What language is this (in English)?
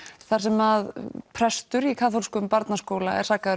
Icelandic